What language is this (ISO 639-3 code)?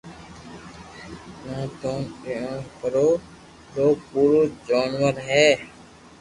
lrk